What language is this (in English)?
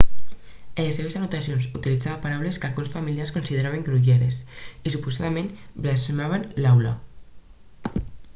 Catalan